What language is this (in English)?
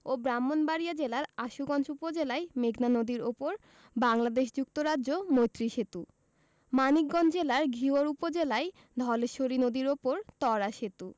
Bangla